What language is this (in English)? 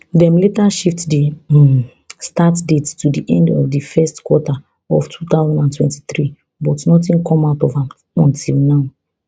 Nigerian Pidgin